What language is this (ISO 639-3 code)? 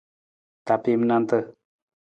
nmz